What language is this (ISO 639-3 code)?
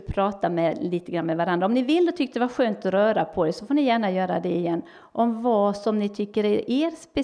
swe